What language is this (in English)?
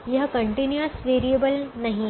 Hindi